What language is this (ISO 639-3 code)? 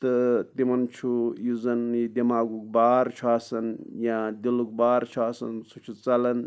kas